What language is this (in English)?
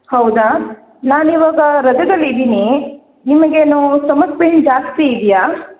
Kannada